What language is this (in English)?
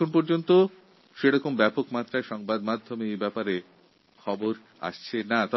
Bangla